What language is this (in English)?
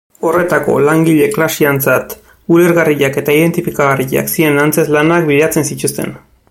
Basque